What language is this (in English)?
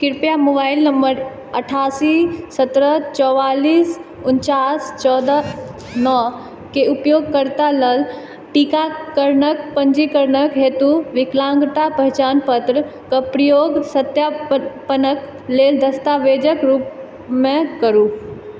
Maithili